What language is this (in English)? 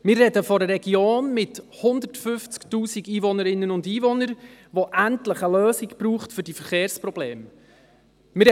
Swiss German